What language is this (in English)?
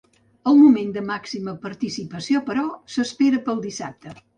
Catalan